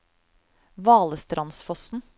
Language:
Norwegian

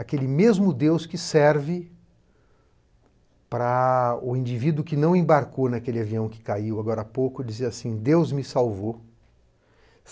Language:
Portuguese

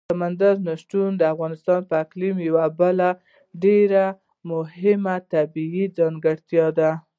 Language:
Pashto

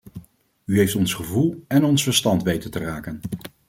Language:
Dutch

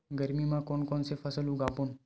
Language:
Chhattisgarhi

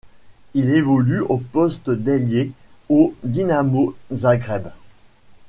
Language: French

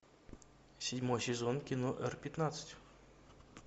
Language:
Russian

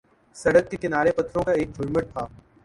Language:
Urdu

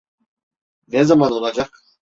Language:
Turkish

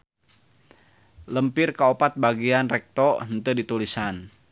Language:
Sundanese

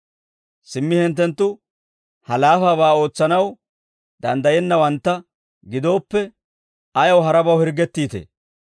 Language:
Dawro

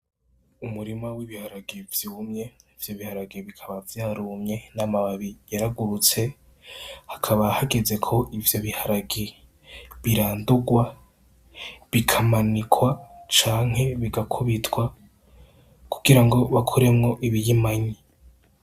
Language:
Rundi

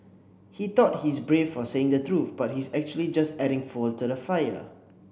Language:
English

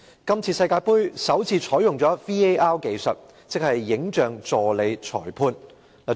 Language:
Cantonese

